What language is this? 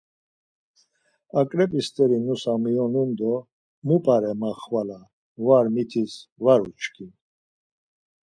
Laz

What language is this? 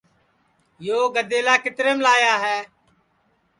Sansi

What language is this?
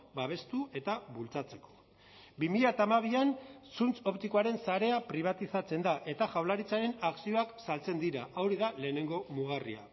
Basque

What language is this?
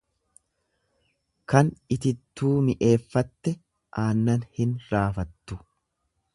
Oromo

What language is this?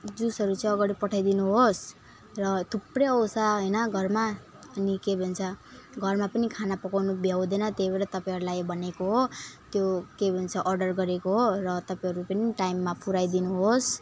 Nepali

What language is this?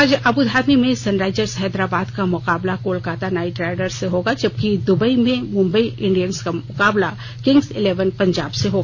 Hindi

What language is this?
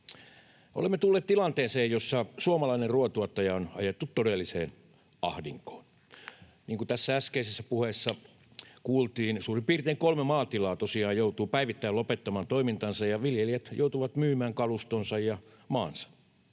Finnish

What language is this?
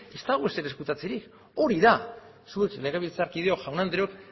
Basque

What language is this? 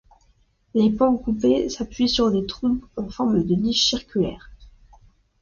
French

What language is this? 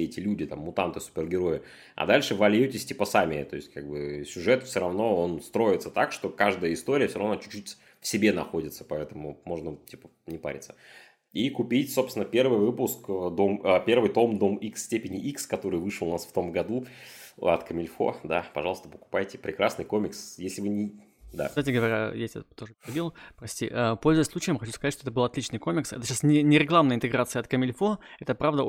Russian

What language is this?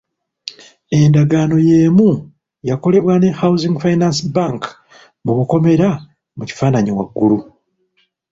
Ganda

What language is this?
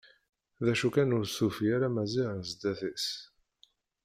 Kabyle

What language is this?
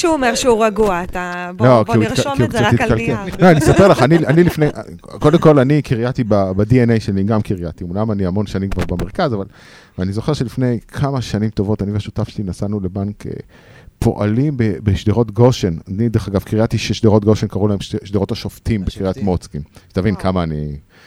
Hebrew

